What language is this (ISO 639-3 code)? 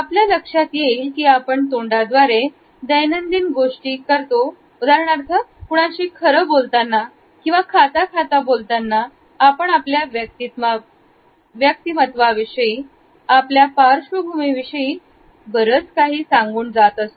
mar